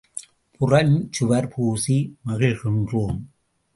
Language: Tamil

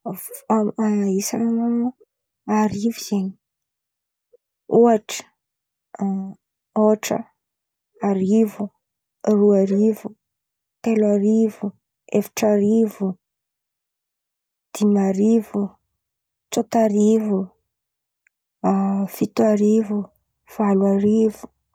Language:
Antankarana Malagasy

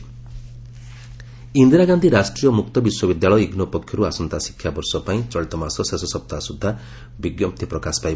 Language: Odia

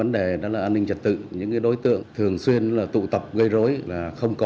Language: Vietnamese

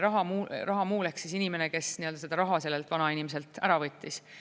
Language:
Estonian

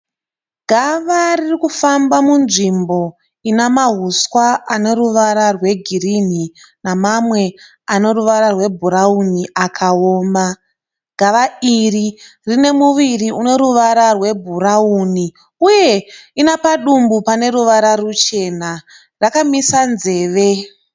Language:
Shona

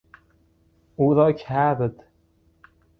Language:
Persian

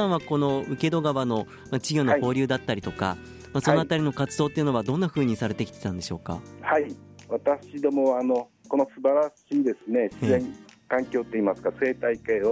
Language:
Japanese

